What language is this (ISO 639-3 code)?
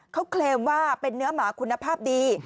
tha